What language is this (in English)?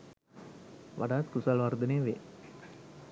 Sinhala